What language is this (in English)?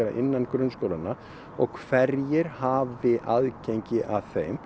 Icelandic